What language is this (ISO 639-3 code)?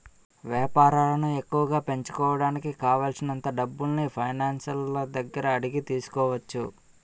tel